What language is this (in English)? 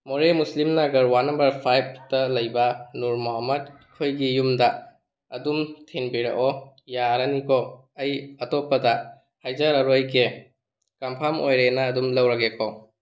Manipuri